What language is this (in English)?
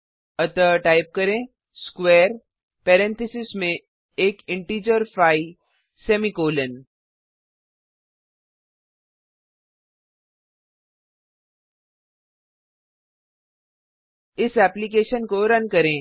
Hindi